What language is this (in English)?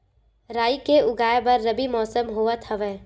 Chhattisgarhi